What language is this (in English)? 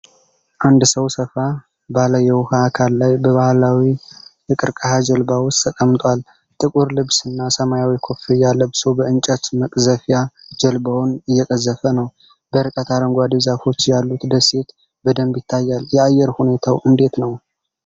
Amharic